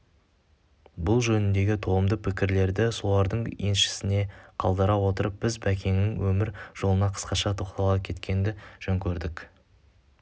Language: Kazakh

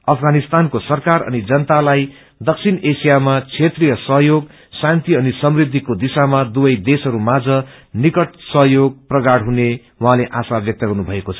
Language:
Nepali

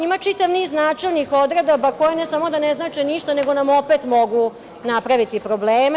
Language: Serbian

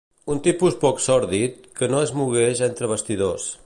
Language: Catalan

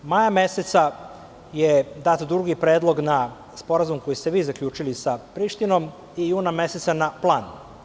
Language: Serbian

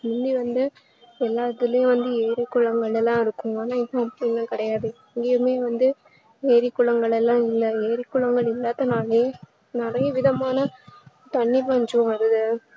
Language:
Tamil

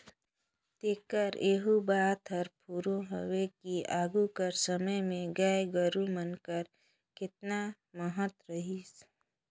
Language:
Chhattisgarhi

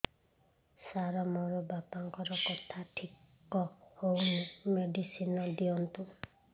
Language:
Odia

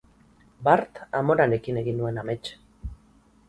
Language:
Basque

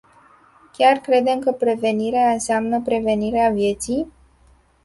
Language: Romanian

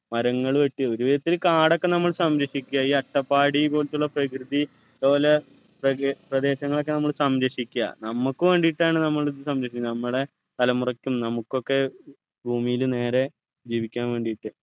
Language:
Malayalam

